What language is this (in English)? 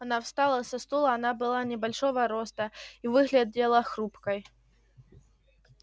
Russian